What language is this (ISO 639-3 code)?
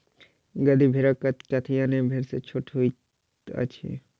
mai